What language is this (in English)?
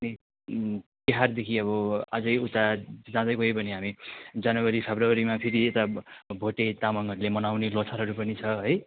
Nepali